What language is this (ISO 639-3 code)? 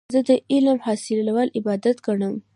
pus